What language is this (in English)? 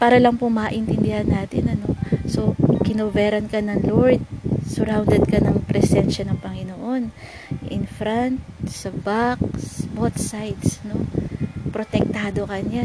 Filipino